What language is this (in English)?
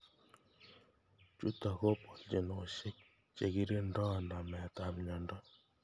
Kalenjin